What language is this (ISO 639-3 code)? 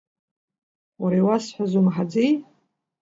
abk